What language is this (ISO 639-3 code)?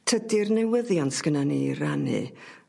cym